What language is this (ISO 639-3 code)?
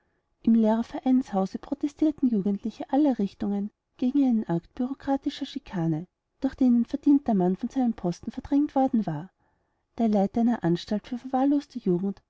deu